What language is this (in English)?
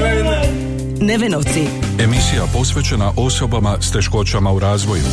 Croatian